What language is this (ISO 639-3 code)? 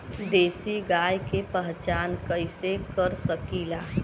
bho